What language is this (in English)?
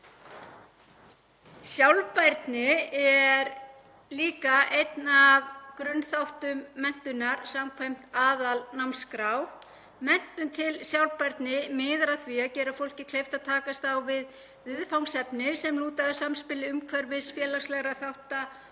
Icelandic